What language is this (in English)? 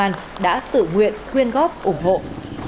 Vietnamese